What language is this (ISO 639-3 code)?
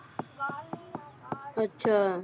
pan